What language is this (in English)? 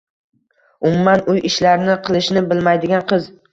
Uzbek